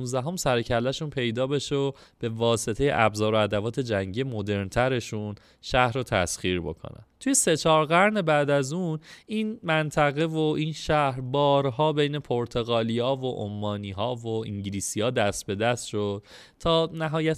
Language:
Persian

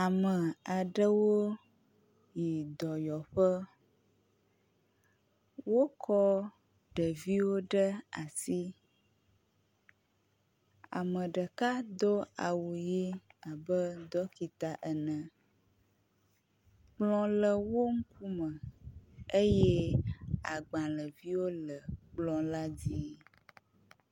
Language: Ewe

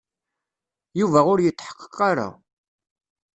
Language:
Kabyle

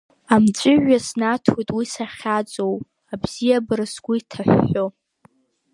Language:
Abkhazian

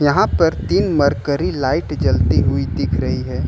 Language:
Hindi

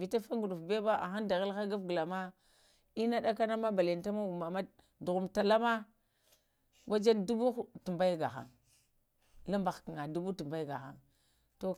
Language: Lamang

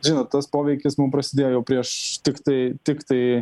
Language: Lithuanian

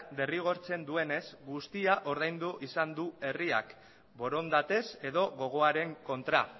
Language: Basque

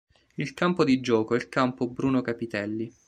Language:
Italian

